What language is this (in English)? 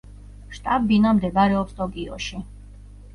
Georgian